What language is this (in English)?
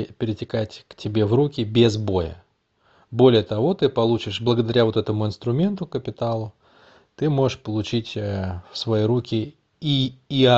Russian